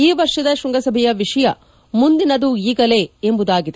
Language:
Kannada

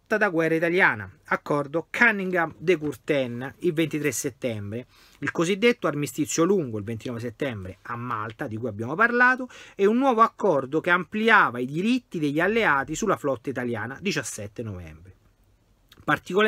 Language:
Italian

